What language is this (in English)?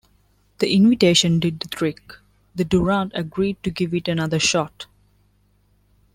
English